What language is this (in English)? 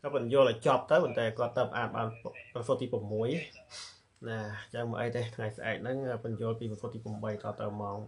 Thai